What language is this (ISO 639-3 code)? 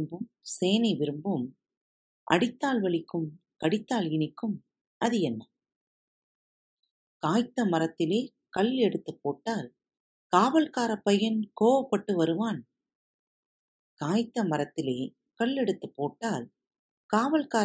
tam